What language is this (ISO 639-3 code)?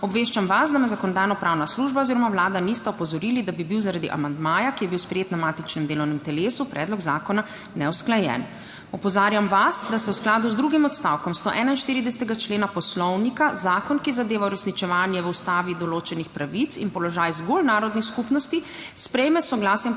slv